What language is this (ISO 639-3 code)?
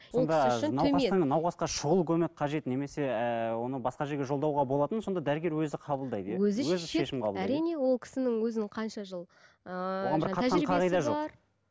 kaz